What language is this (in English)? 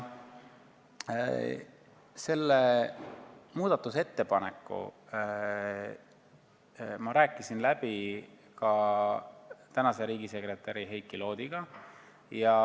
Estonian